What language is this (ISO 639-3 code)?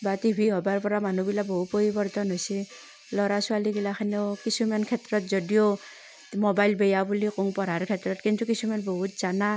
asm